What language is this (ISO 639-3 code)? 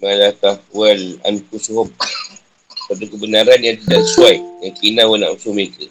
msa